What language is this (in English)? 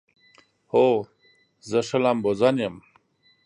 Pashto